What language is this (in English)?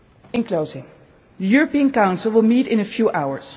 English